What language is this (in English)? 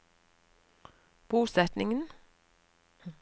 Norwegian